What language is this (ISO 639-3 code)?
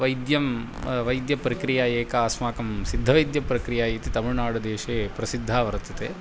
san